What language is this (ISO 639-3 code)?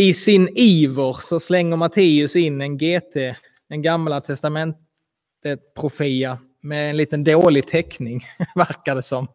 swe